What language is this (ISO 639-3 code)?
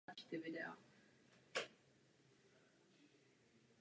ces